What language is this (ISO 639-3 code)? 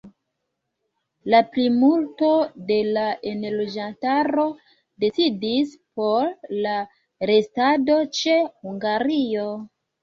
epo